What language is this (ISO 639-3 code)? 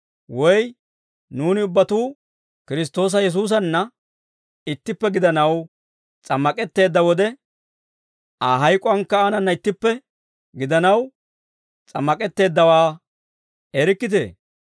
dwr